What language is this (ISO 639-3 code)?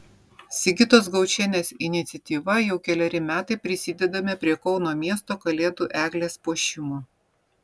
lit